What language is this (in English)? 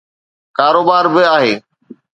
Sindhi